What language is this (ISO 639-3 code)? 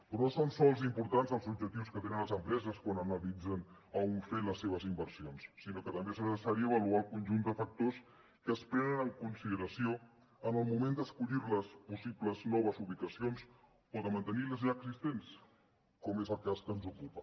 cat